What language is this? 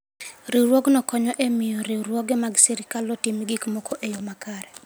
Luo (Kenya and Tanzania)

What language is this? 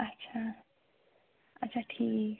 Kashmiri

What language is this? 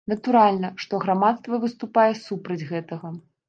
Belarusian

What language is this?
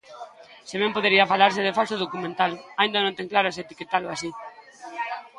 Galician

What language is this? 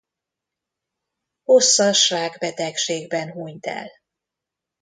Hungarian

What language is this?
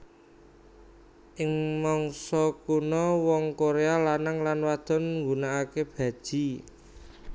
Javanese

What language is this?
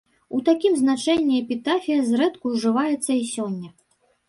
Belarusian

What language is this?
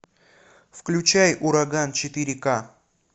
Russian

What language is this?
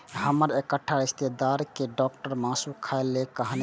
Maithili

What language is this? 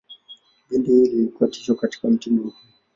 Swahili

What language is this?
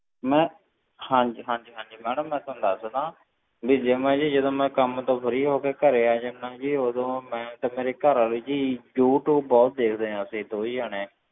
Punjabi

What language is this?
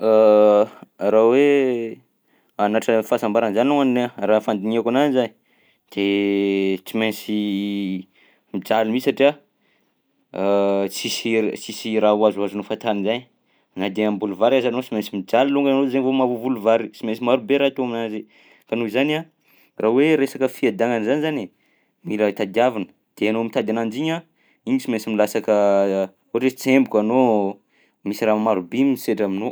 Southern Betsimisaraka Malagasy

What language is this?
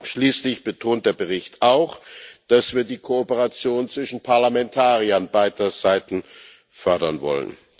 German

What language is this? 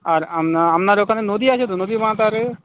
Bangla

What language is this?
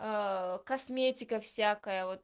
Russian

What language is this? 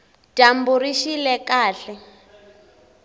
Tsonga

